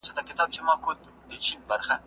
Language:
Pashto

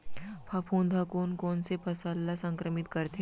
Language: Chhattisgarhi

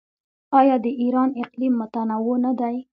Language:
Pashto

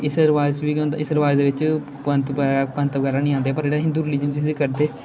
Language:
Dogri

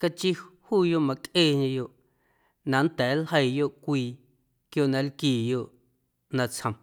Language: Guerrero Amuzgo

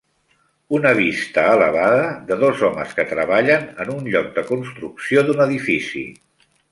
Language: Catalan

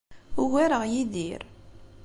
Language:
Kabyle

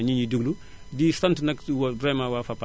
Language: Wolof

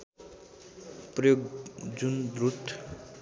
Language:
Nepali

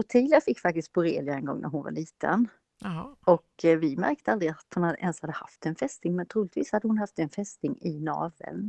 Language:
Swedish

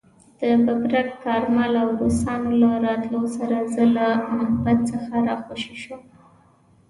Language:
Pashto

